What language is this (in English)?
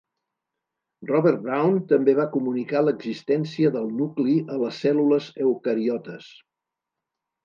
Catalan